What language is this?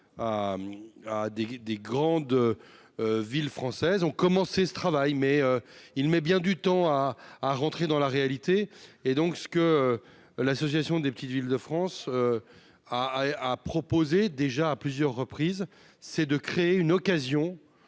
French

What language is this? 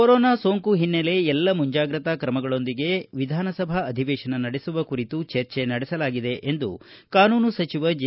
Kannada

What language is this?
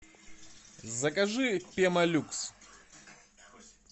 Russian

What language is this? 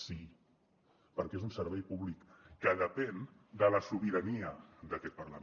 Catalan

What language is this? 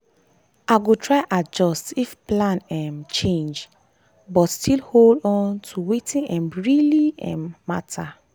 Nigerian Pidgin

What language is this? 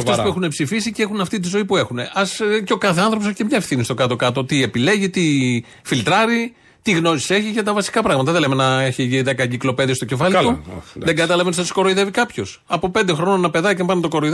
Greek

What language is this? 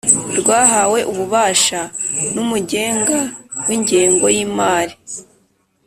Kinyarwanda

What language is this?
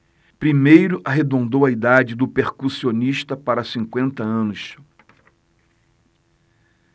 Portuguese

